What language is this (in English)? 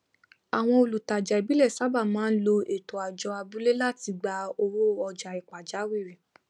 Yoruba